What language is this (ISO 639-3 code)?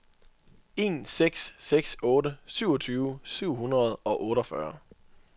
dan